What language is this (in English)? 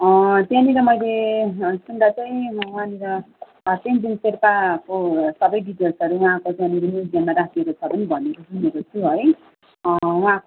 Nepali